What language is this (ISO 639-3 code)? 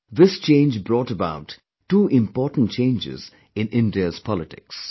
eng